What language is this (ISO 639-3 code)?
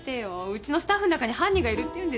jpn